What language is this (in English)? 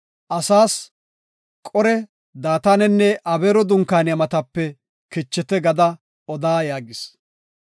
Gofa